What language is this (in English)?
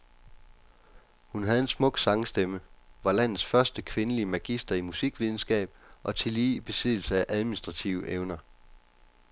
Danish